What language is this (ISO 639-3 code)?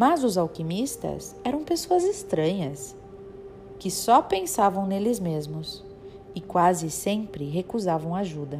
por